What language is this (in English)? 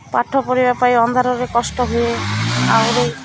Odia